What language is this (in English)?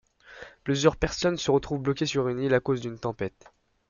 French